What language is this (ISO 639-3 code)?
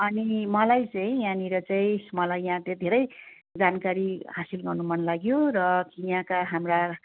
nep